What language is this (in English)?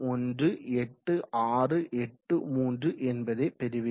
Tamil